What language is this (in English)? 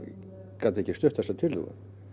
Icelandic